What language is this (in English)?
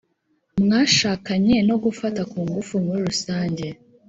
Kinyarwanda